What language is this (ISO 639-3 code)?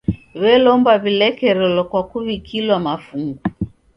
dav